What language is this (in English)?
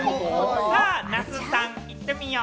Japanese